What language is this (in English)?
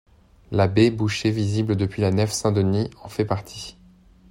French